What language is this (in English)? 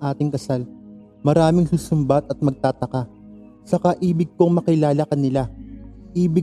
Filipino